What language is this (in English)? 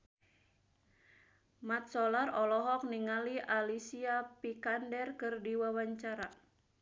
Sundanese